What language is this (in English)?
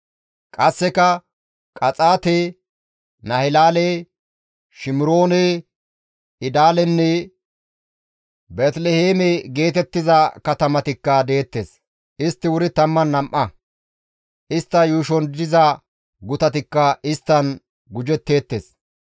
Gamo